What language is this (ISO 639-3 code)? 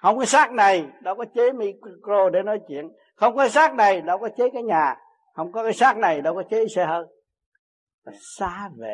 vie